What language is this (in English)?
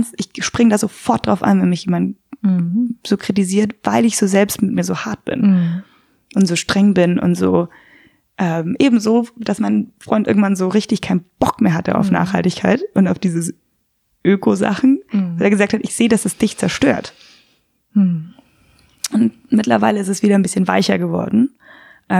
German